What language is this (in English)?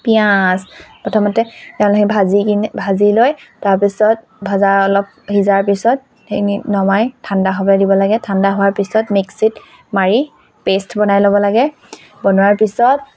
Assamese